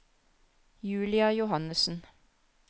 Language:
Norwegian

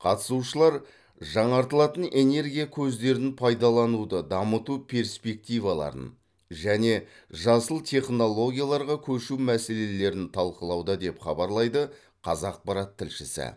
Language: Kazakh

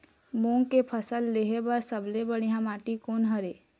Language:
Chhattisgarhi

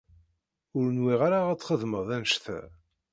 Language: Kabyle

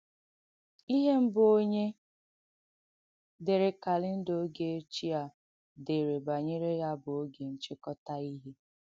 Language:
Igbo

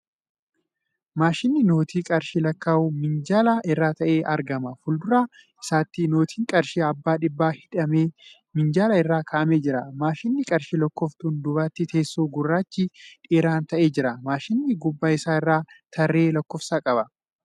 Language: Oromo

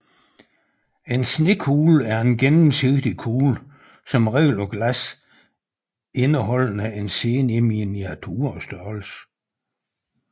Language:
Danish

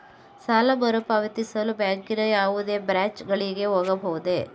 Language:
Kannada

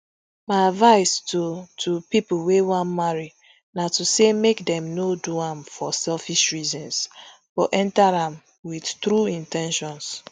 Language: Nigerian Pidgin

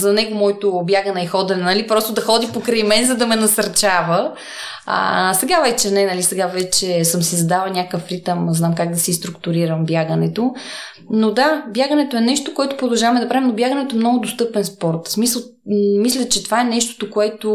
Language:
Bulgarian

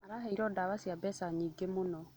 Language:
Kikuyu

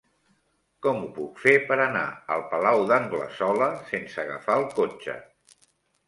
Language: Catalan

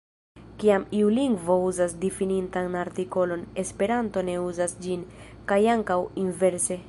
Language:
Esperanto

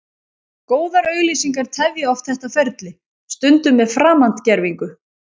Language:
Icelandic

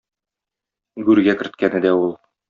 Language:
Tatar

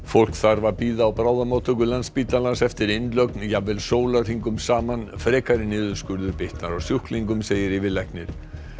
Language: Icelandic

